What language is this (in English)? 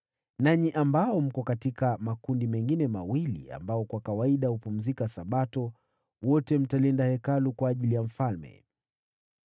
Swahili